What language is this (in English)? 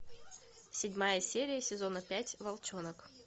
Russian